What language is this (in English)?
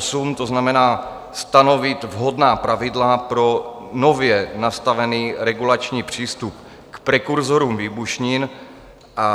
Czech